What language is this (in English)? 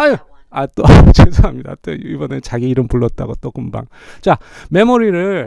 Korean